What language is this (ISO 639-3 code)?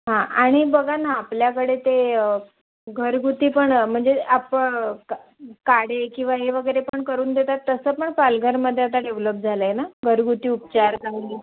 mar